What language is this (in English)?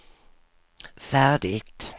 Swedish